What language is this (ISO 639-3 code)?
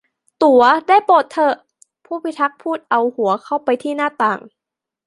tha